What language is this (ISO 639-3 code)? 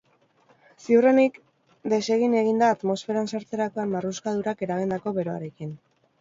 eus